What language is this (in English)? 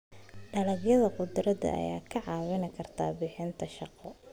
Somali